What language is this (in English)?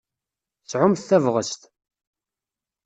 Kabyle